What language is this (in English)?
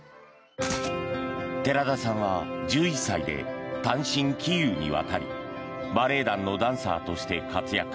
Japanese